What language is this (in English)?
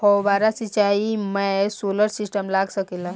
Bhojpuri